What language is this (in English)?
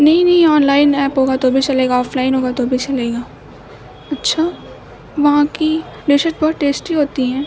Urdu